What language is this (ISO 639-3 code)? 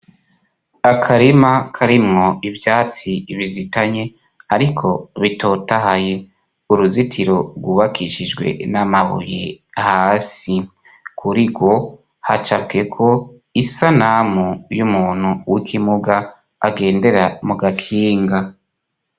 run